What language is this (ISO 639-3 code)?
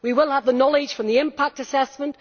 eng